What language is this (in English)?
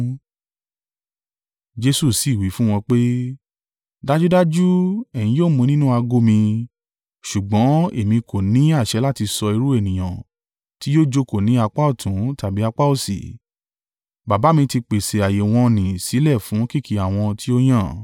Yoruba